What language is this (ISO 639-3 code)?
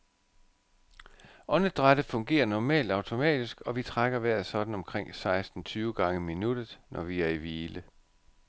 dan